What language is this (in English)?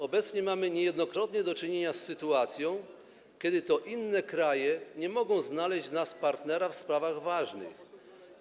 Polish